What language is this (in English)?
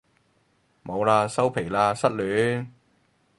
Cantonese